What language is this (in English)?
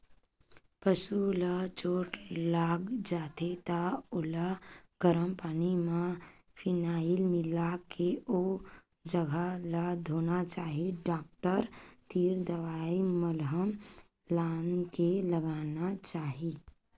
Chhattisgarhi